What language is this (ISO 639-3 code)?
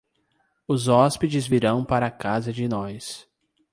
por